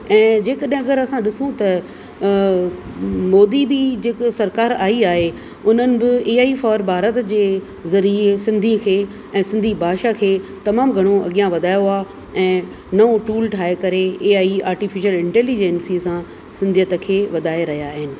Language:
Sindhi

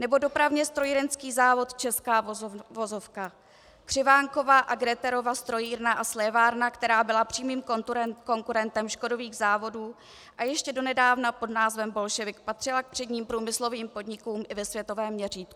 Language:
Czech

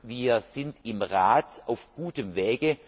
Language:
German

